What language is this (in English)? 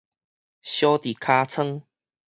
Min Nan Chinese